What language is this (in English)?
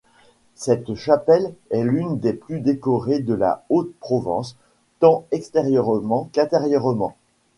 French